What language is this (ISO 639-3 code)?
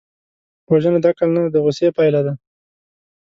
pus